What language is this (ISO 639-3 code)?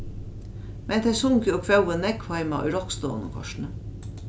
fao